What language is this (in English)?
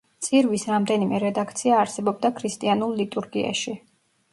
Georgian